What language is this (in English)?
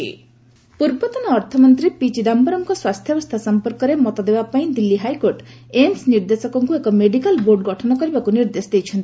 Odia